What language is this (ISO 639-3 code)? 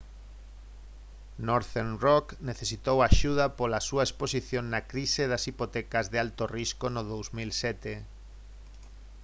glg